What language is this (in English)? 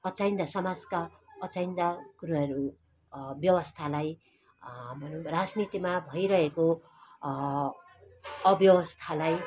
Nepali